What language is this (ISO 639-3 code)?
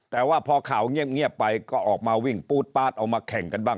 tha